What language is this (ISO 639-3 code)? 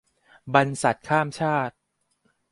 tha